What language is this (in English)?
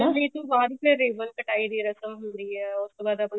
Punjabi